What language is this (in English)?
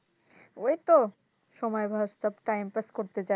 Bangla